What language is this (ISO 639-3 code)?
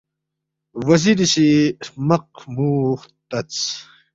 bft